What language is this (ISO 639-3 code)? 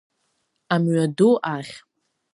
abk